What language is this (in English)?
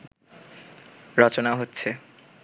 Bangla